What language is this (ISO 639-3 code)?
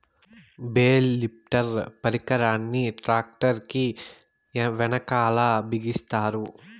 tel